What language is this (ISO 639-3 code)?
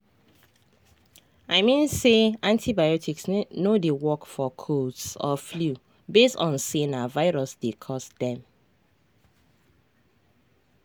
pcm